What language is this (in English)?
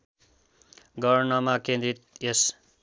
Nepali